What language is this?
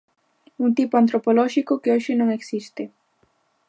Galician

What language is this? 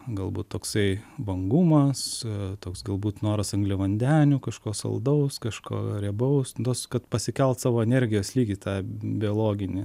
Lithuanian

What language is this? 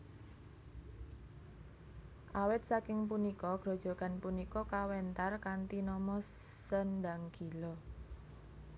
Javanese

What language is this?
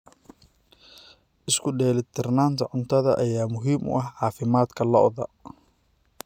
Somali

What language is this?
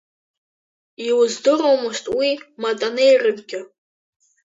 Abkhazian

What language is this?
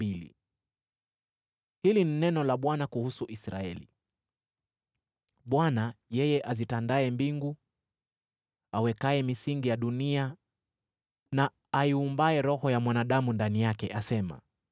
Swahili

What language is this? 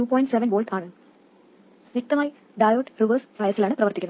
Malayalam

